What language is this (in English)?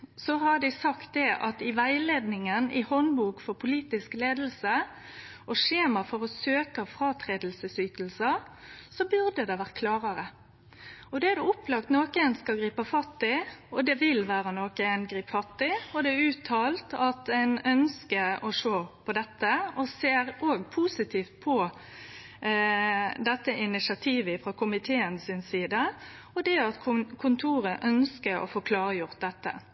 Norwegian Nynorsk